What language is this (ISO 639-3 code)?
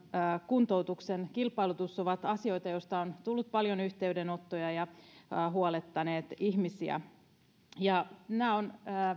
fin